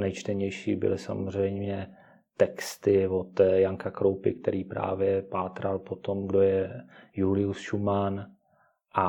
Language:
Czech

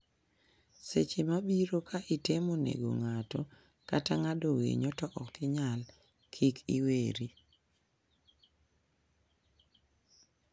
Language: Luo (Kenya and Tanzania)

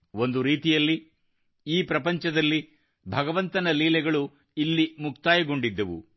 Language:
Kannada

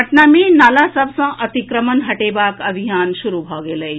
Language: Maithili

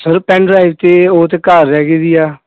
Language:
Punjabi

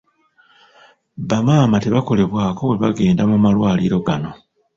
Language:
Ganda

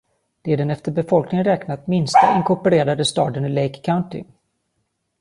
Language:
Swedish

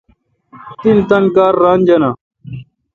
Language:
Kalkoti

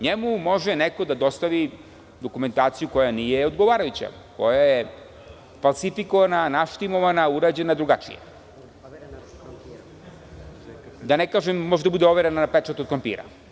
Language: Serbian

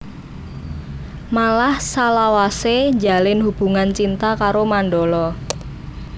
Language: Javanese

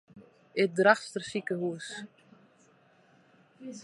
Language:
Western Frisian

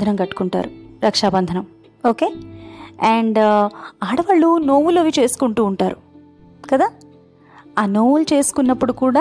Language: Telugu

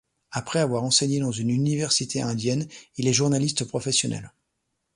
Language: French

